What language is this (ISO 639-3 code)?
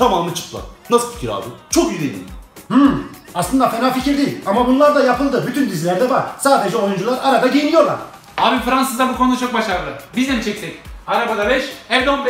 tur